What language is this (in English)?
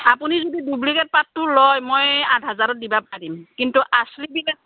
Assamese